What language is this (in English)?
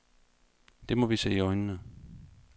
Danish